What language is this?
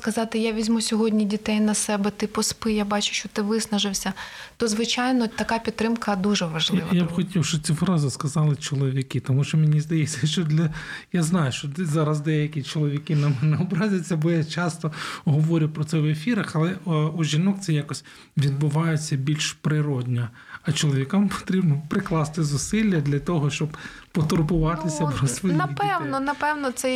Ukrainian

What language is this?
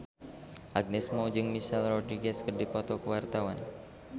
Sundanese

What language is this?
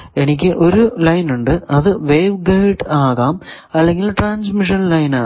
Malayalam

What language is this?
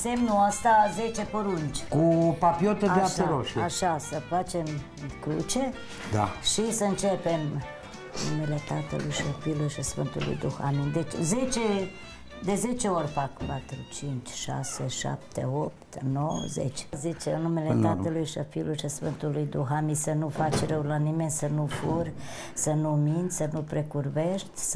Romanian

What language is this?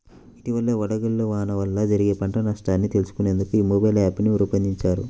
Telugu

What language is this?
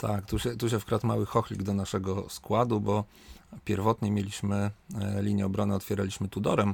Polish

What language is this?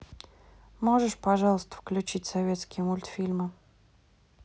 Russian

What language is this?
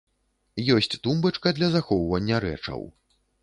Belarusian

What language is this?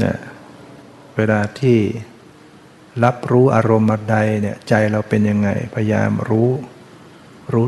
Thai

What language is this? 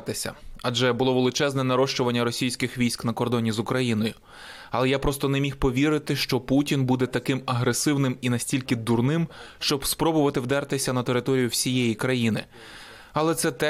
Ukrainian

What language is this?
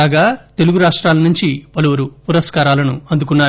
Telugu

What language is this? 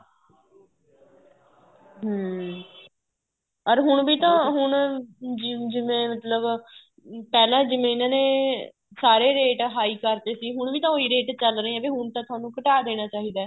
Punjabi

